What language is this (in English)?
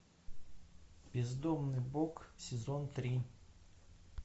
Russian